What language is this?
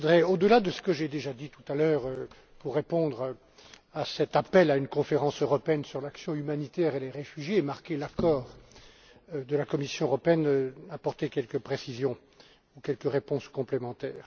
French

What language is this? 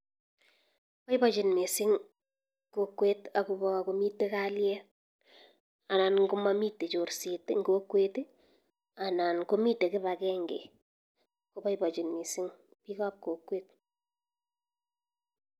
Kalenjin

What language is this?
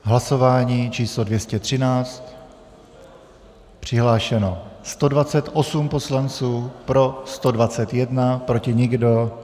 Czech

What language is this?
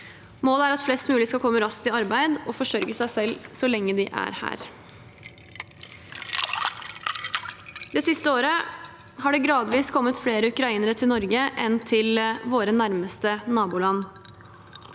Norwegian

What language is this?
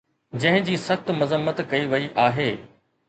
Sindhi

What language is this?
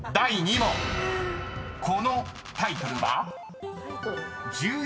Japanese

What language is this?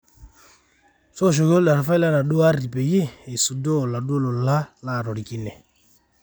Masai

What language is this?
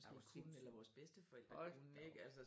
Danish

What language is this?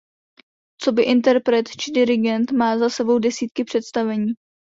Czech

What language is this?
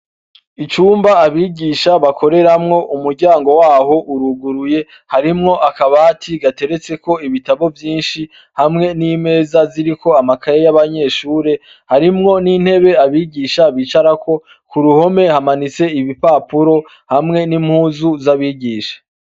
Rundi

